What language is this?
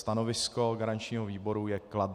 Czech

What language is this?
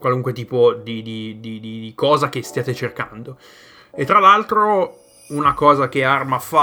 Italian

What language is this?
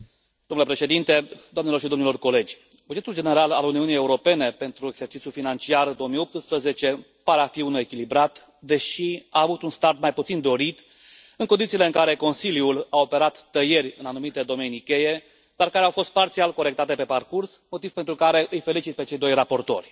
Romanian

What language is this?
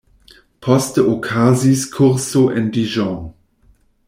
Esperanto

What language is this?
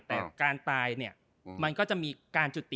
Thai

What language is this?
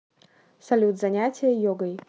Russian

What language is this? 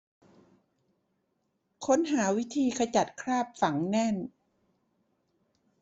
Thai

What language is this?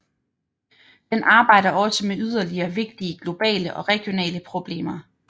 Danish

